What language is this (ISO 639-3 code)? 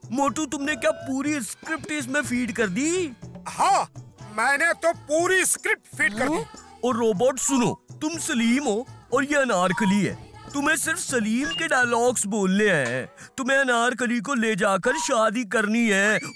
hin